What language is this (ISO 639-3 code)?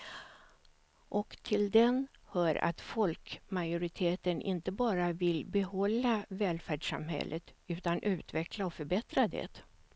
swe